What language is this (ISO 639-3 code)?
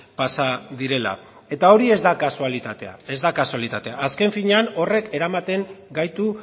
eus